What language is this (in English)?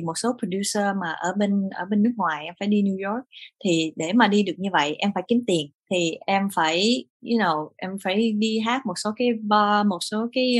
Vietnamese